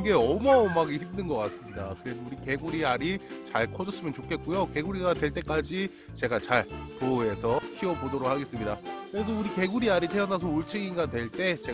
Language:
Korean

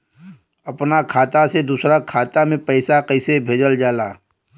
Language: Bhojpuri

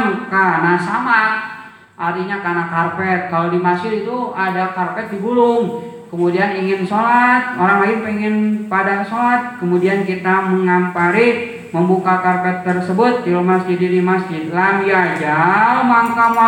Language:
Indonesian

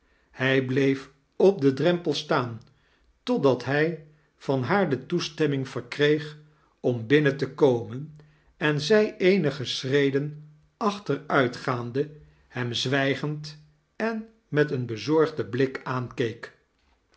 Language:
Dutch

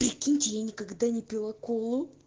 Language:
Russian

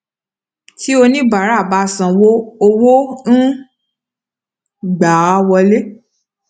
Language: Yoruba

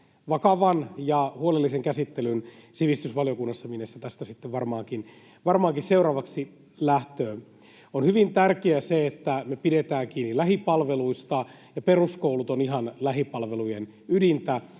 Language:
Finnish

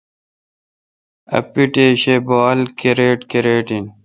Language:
Kalkoti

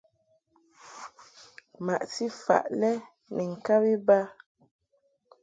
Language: Mungaka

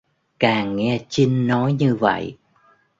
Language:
Vietnamese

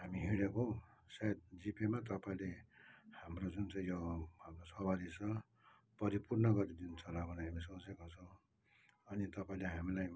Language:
Nepali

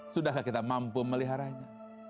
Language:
Indonesian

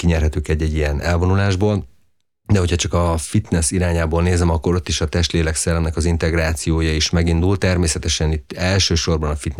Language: Hungarian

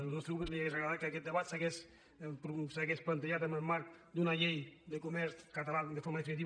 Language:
Catalan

